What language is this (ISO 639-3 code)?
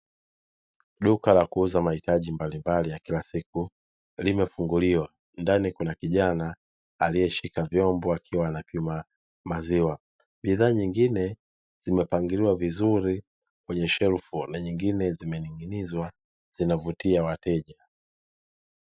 swa